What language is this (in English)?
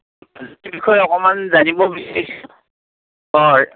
Assamese